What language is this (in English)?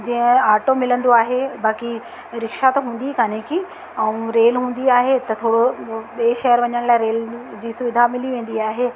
Sindhi